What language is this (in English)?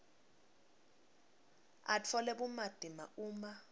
Swati